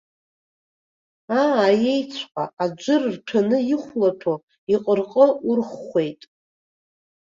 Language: Abkhazian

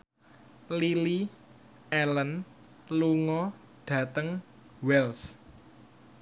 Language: Javanese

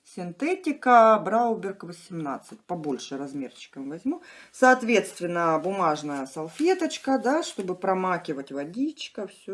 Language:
Russian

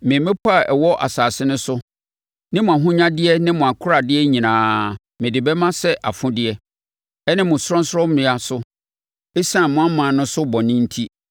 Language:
Akan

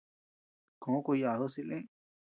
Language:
Tepeuxila Cuicatec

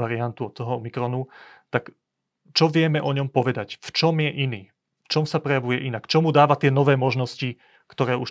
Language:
Slovak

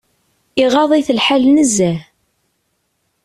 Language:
Kabyle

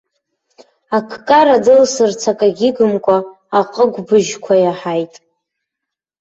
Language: Abkhazian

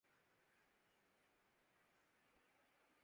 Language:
Urdu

